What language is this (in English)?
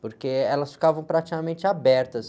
Portuguese